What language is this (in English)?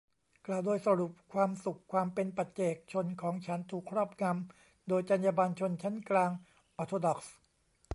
Thai